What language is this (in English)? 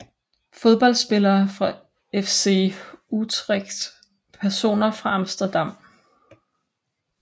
Danish